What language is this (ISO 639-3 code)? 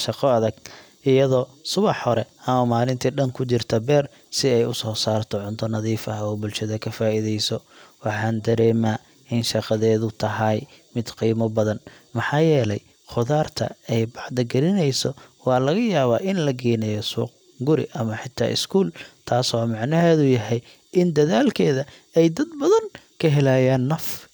som